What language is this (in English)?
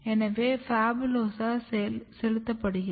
Tamil